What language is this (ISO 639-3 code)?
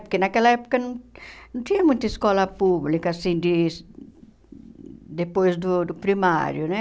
por